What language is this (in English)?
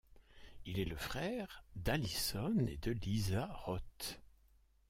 French